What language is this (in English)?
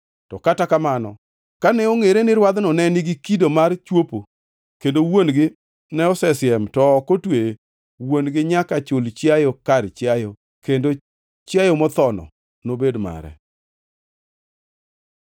Luo (Kenya and Tanzania)